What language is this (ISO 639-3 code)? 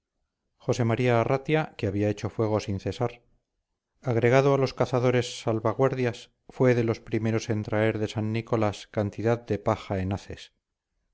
spa